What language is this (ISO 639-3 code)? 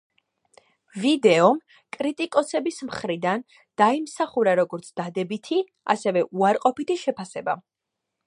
kat